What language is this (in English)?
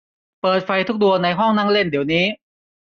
Thai